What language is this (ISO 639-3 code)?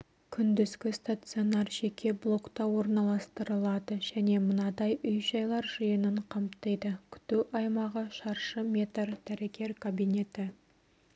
kaz